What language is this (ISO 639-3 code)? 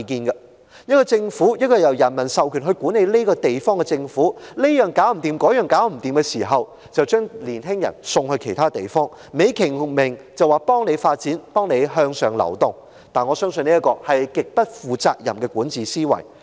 yue